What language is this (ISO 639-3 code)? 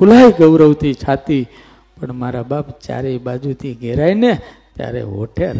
guj